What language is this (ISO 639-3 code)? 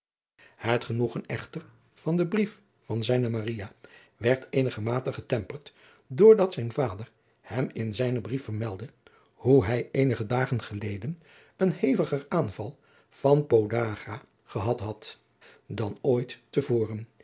nld